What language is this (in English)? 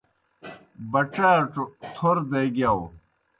Kohistani Shina